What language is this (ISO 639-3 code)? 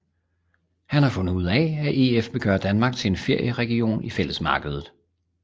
dan